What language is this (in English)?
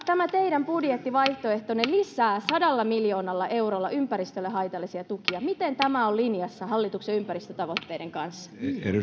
Finnish